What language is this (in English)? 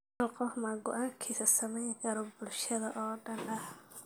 Somali